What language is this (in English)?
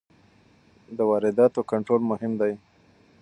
Pashto